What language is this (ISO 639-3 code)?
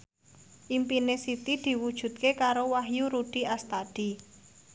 jav